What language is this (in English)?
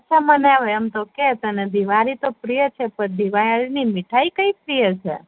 Gujarati